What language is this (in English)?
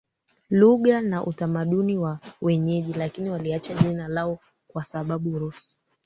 Swahili